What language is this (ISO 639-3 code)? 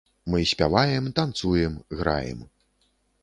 bel